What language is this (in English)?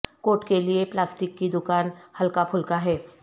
Urdu